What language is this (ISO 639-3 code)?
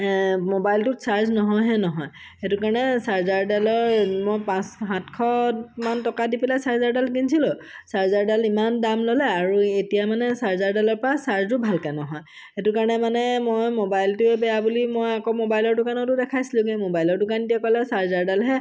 asm